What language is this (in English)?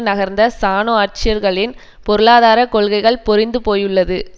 Tamil